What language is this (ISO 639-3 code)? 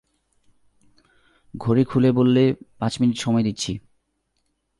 ben